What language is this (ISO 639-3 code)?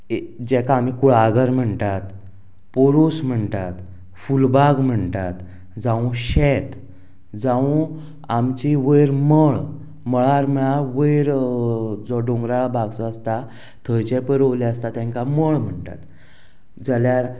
kok